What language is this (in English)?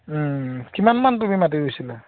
Assamese